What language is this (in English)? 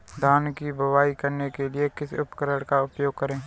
Hindi